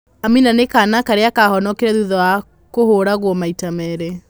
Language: Kikuyu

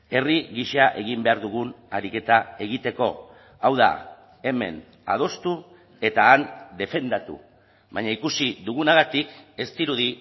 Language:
Basque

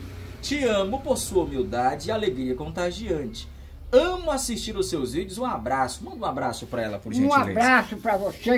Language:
Portuguese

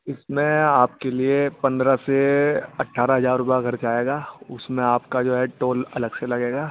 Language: Urdu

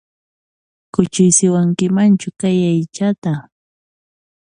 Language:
Puno Quechua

